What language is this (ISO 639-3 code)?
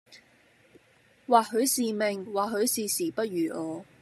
yue